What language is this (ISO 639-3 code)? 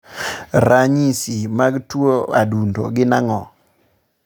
luo